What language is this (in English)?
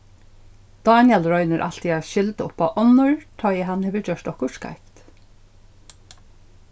Faroese